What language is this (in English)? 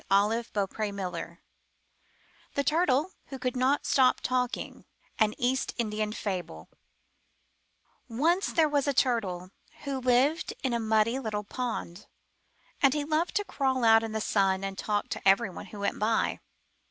English